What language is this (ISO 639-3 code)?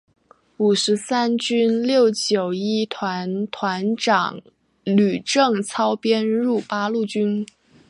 zho